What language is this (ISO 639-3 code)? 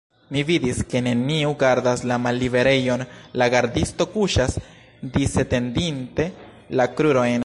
epo